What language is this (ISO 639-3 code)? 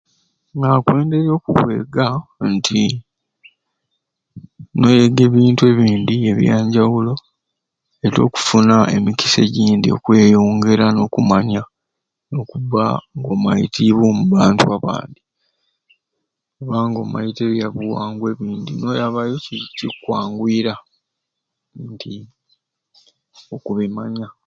ruc